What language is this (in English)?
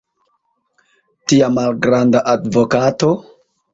Esperanto